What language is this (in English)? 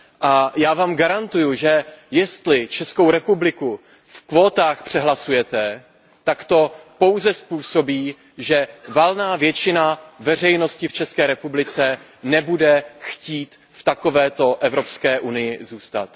Czech